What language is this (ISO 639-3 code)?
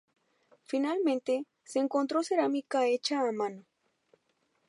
spa